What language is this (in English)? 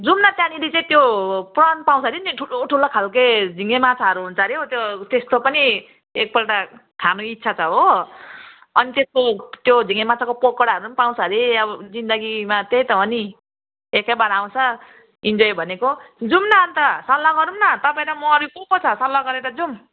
Nepali